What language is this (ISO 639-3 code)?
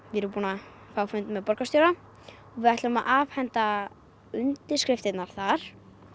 isl